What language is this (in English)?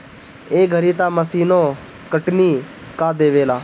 Bhojpuri